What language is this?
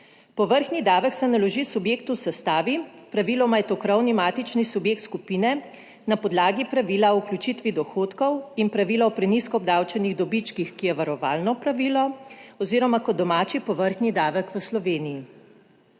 Slovenian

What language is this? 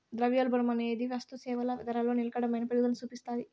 Telugu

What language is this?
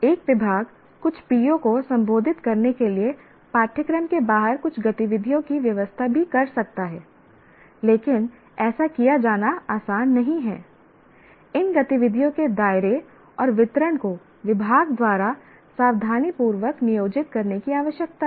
Hindi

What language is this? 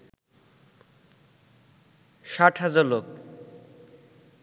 Bangla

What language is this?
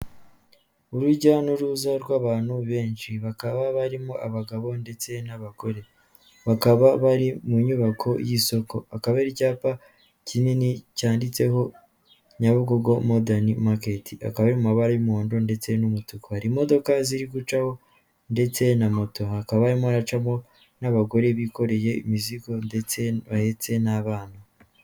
Kinyarwanda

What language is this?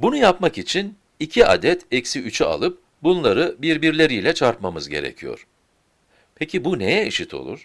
Turkish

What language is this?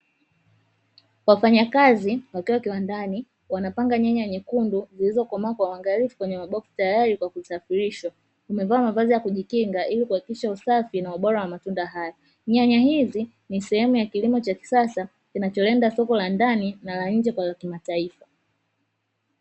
Swahili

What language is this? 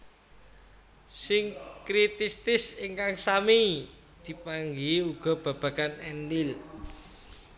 Javanese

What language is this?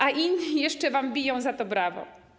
Polish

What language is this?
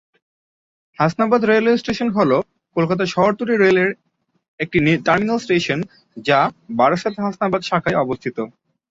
Bangla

